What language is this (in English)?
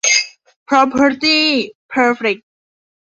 Thai